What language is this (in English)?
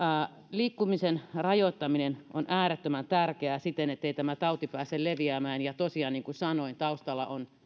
Finnish